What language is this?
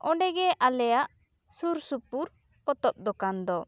Santali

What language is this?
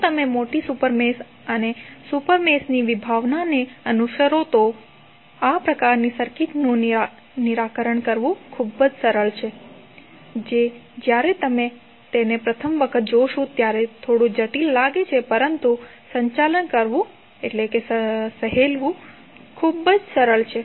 Gujarati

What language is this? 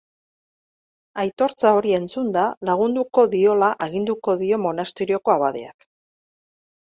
Basque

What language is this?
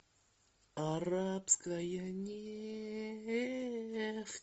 Russian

